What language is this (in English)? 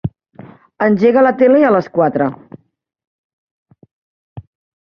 Catalan